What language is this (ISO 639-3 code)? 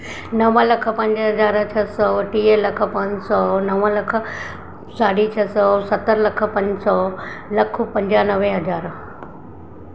snd